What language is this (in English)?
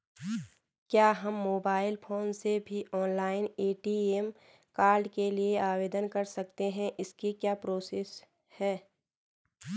Hindi